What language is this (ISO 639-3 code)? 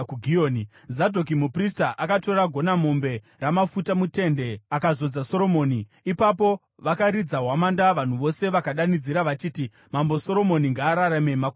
sna